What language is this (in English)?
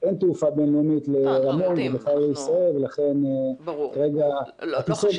Hebrew